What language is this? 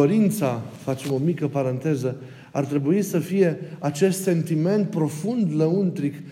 Romanian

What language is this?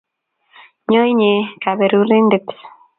Kalenjin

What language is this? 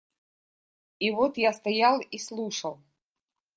Russian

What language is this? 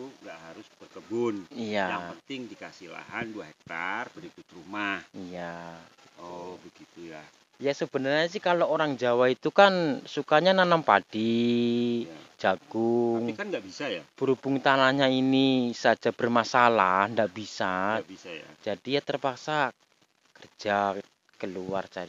Indonesian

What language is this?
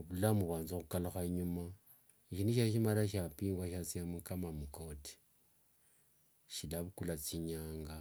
Wanga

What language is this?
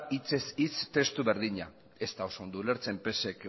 Basque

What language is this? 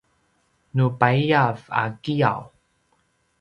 Paiwan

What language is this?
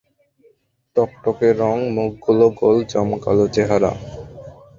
Bangla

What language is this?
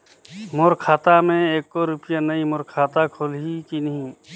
Chhattisgarhi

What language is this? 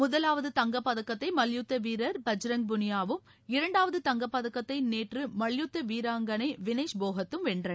Tamil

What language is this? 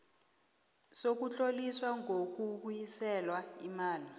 South Ndebele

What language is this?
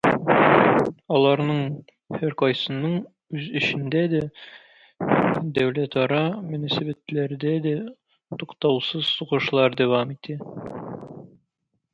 Tatar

